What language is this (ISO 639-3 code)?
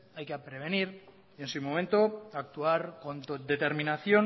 spa